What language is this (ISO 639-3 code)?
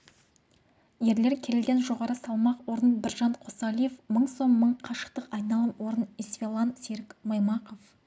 kaz